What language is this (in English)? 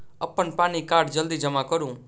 Maithili